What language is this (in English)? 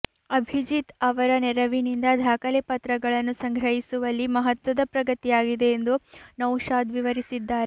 Kannada